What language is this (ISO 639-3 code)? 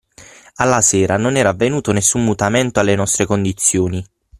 ita